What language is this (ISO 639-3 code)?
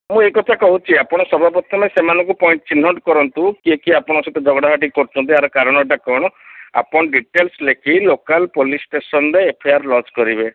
ori